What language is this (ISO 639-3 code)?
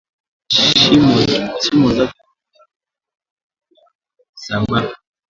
swa